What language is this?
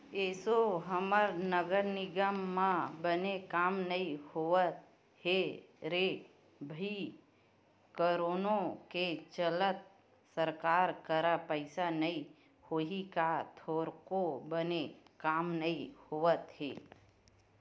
Chhattisgarhi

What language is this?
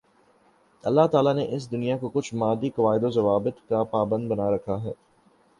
Urdu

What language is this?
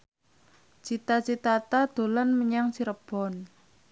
Javanese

